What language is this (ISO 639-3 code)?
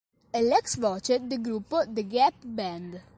ita